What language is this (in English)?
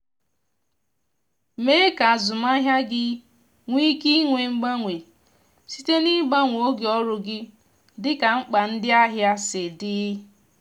Igbo